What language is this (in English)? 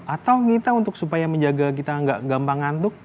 Indonesian